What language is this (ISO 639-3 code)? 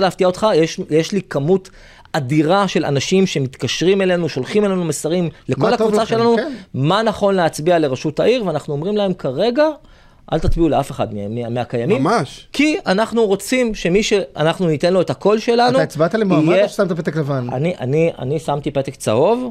heb